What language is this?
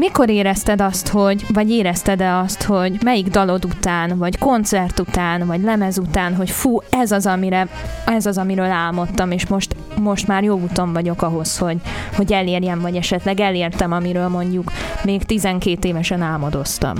Hungarian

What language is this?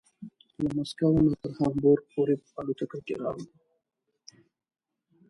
Pashto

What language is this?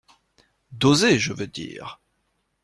French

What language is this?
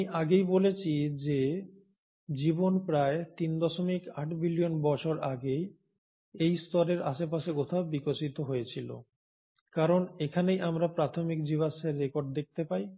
Bangla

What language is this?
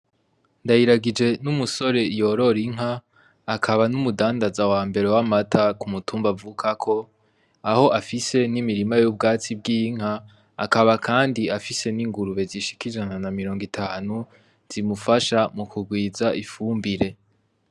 Rundi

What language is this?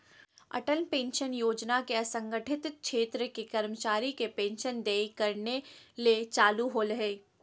Magahi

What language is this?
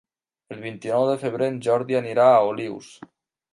Catalan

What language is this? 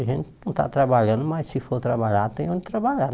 Portuguese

